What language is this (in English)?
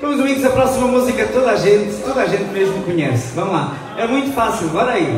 Portuguese